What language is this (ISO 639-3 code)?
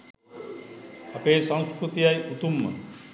sin